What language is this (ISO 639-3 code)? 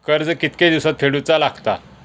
mar